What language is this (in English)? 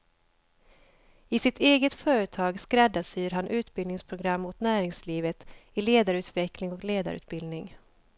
Swedish